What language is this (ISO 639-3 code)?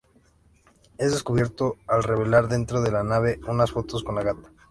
spa